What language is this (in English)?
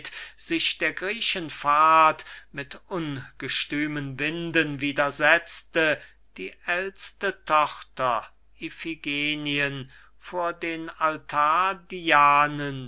German